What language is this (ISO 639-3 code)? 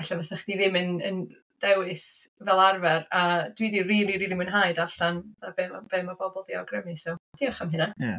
cym